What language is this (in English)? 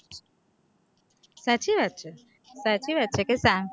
Gujarati